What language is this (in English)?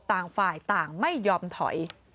Thai